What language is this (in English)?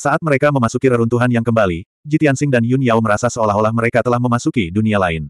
Indonesian